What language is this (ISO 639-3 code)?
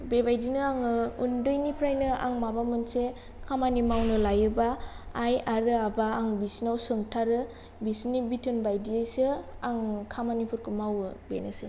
brx